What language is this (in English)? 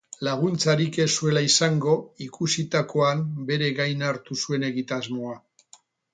Basque